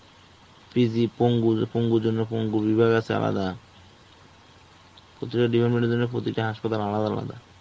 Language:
Bangla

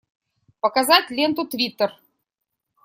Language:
Russian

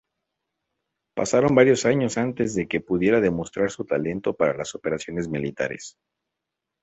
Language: Spanish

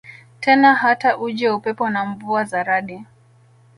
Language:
Swahili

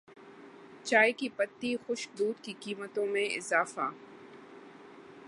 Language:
Urdu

